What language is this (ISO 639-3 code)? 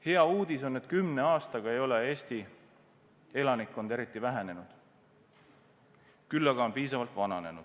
est